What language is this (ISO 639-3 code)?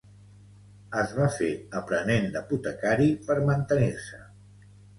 cat